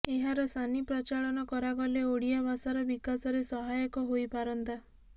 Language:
Odia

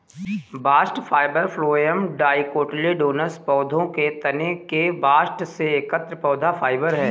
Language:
Hindi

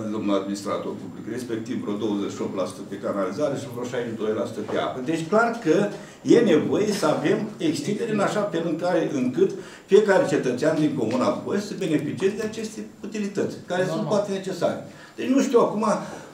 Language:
Romanian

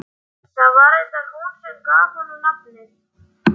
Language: Icelandic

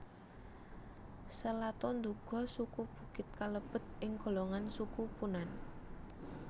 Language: Javanese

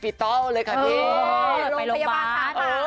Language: Thai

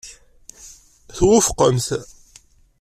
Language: Kabyle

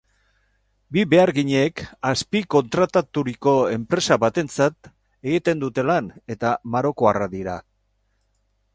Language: Basque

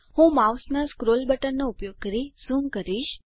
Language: Gujarati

